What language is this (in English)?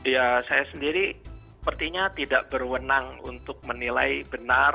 Indonesian